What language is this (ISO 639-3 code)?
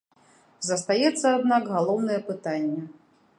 bel